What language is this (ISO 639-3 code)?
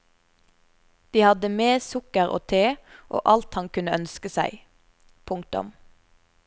nor